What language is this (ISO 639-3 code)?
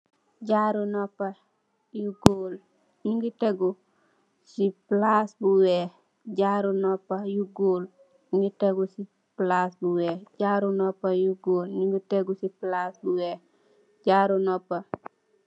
wol